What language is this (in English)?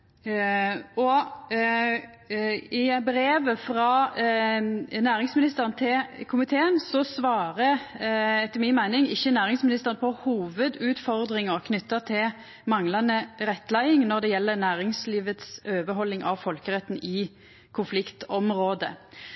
Norwegian Nynorsk